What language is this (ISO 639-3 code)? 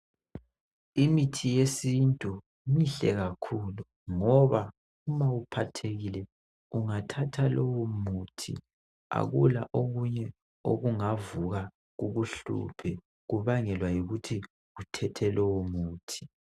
nde